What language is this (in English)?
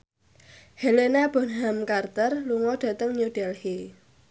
Javanese